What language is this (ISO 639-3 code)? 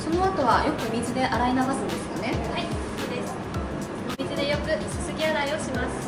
jpn